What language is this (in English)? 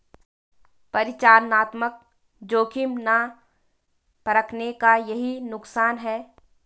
Hindi